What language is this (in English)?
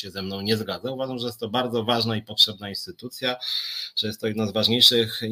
Polish